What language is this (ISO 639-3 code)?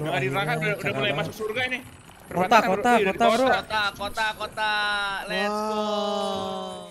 ind